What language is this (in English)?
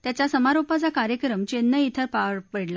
Marathi